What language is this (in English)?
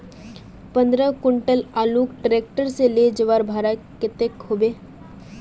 Magahi